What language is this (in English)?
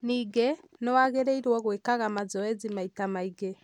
Kikuyu